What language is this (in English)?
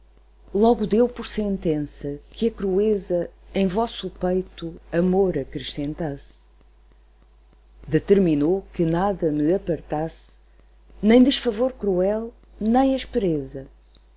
Portuguese